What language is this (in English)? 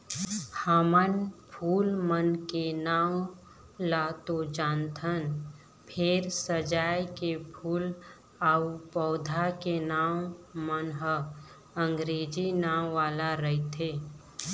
Chhattisgarhi